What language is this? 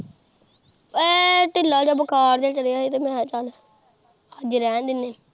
Punjabi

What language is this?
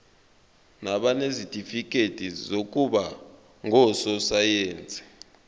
Zulu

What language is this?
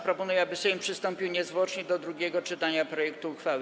Polish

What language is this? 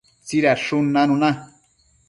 Matsés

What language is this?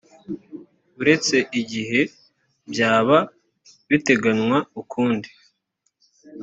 Kinyarwanda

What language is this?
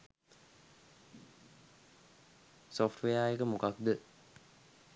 Sinhala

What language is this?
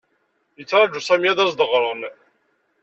Kabyle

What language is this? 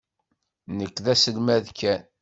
Kabyle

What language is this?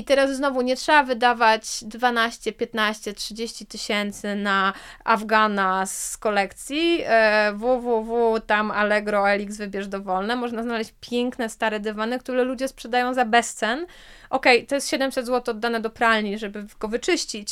Polish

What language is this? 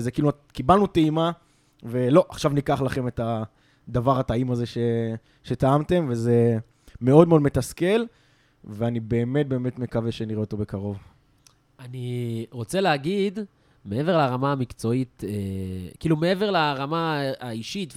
Hebrew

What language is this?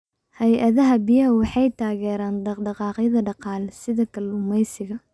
Somali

